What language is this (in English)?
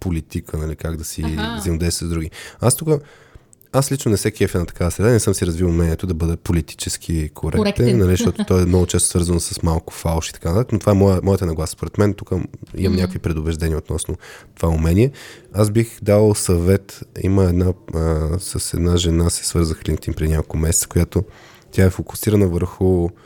Bulgarian